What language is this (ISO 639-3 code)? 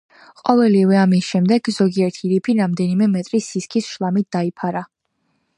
kat